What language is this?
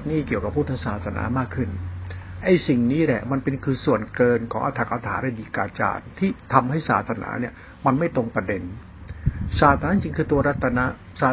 Thai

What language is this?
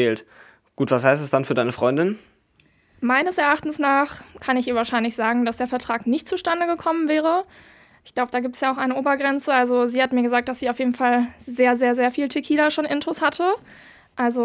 German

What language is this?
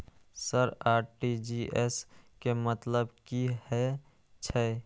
Maithili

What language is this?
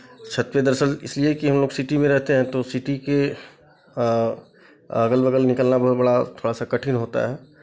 Hindi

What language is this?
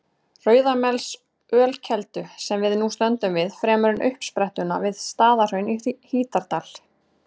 Icelandic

